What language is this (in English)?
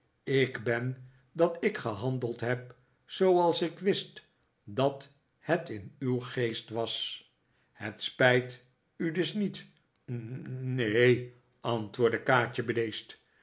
Dutch